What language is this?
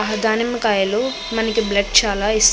Telugu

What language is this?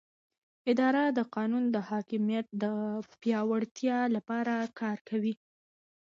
Pashto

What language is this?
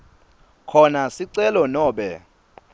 Swati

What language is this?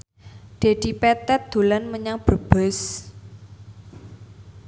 Javanese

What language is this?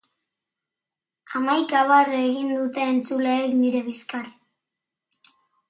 Basque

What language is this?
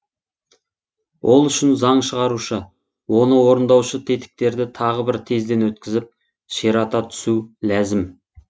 Kazakh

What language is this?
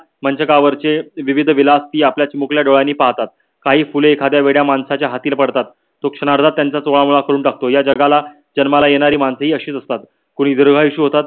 Marathi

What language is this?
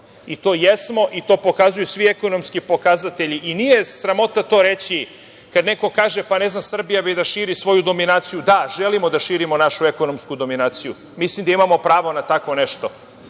Serbian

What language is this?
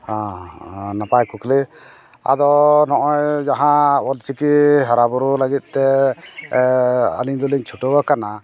Santali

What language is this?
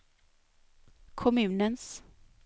Swedish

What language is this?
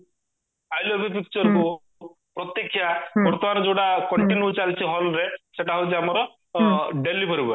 Odia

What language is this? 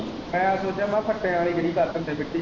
Punjabi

